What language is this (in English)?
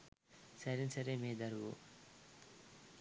Sinhala